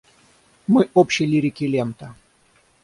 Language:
Russian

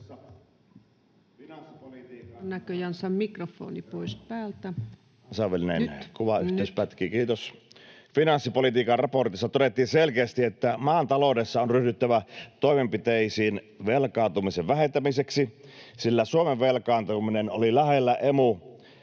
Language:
Finnish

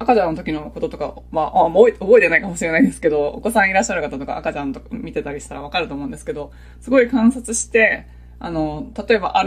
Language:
Japanese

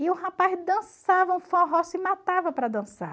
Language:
Portuguese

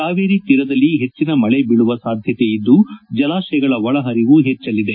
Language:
Kannada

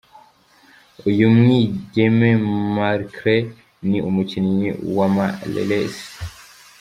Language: Kinyarwanda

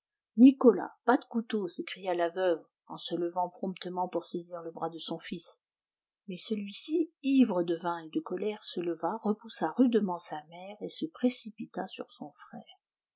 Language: French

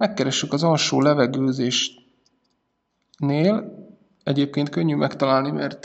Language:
Hungarian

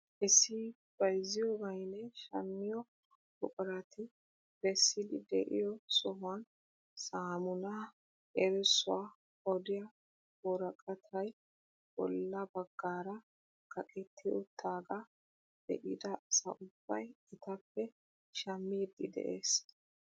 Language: Wolaytta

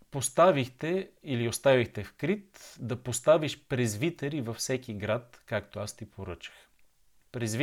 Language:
Bulgarian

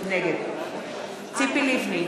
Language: Hebrew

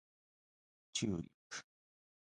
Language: Japanese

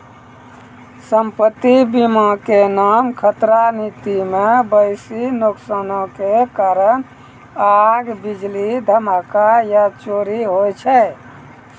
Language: Maithili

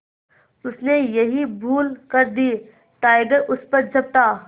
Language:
Hindi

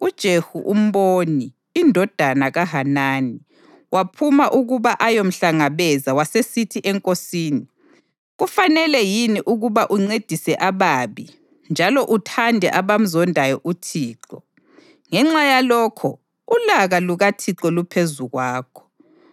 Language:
North Ndebele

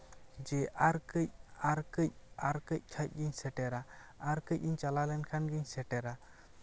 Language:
Santali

